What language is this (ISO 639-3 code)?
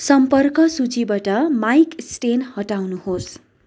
nep